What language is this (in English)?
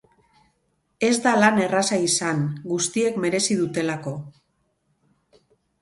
Basque